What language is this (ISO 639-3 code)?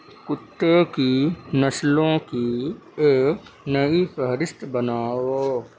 urd